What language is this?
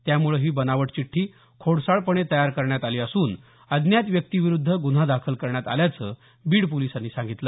Marathi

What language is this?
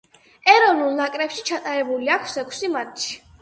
Georgian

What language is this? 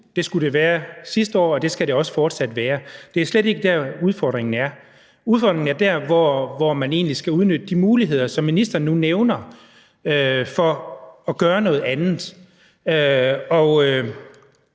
Danish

